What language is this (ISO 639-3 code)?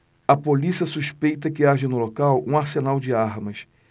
por